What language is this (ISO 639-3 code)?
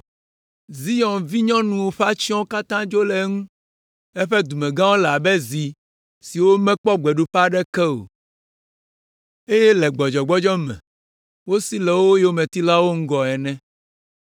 ewe